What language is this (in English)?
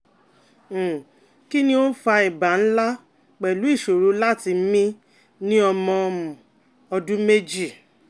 Yoruba